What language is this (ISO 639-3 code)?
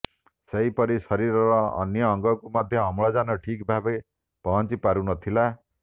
ori